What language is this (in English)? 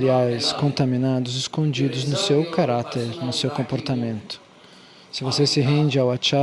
Portuguese